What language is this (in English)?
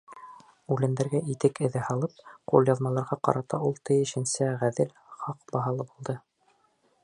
Bashkir